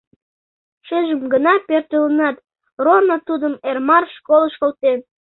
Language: Mari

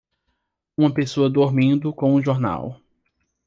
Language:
Portuguese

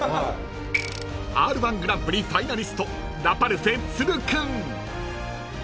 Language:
Japanese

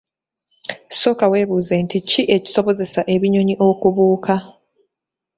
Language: Ganda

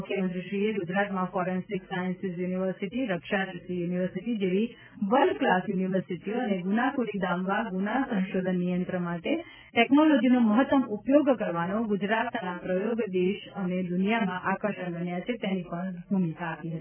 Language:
Gujarati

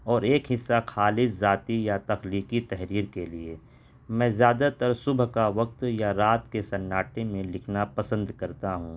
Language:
Urdu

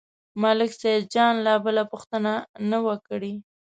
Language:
Pashto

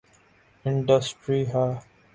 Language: Urdu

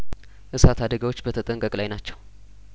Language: Amharic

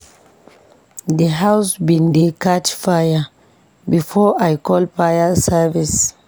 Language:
Nigerian Pidgin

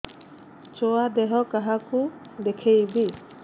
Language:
Odia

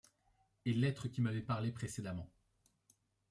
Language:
French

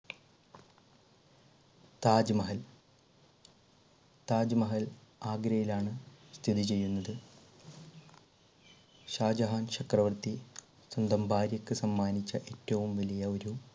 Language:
Malayalam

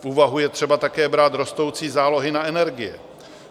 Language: Czech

